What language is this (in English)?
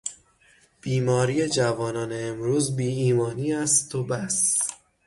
Persian